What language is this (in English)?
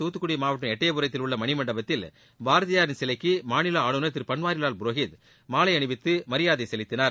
Tamil